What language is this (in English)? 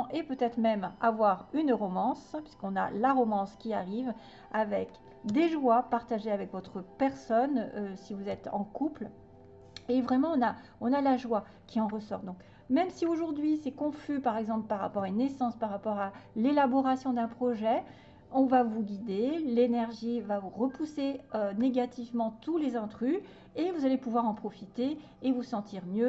French